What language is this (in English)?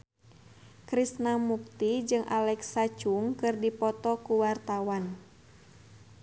Sundanese